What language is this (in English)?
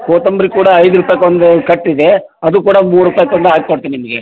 Kannada